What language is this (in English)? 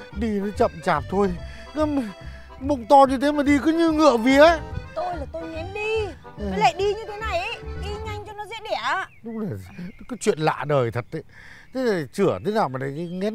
Vietnamese